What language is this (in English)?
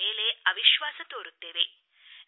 Kannada